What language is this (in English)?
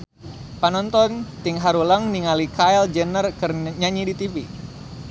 Sundanese